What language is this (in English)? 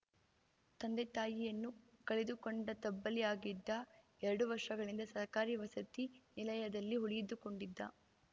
Kannada